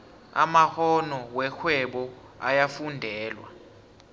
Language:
South Ndebele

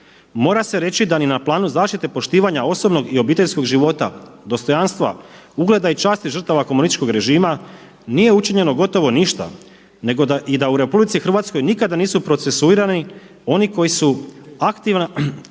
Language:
Croatian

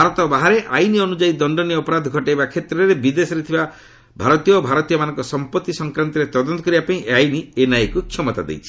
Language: Odia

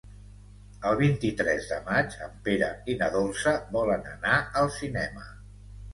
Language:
Catalan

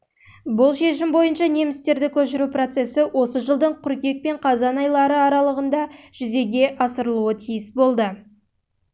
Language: Kazakh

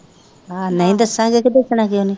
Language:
Punjabi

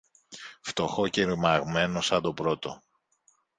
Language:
Greek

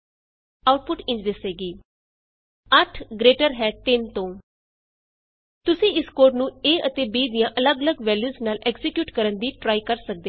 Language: Punjabi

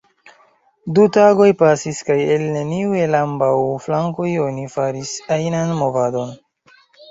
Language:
Esperanto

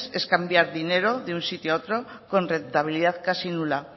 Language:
Spanish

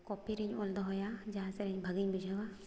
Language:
Santali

